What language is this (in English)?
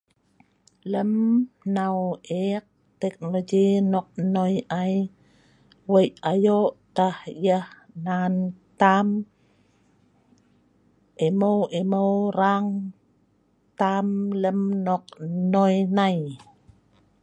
Sa'ban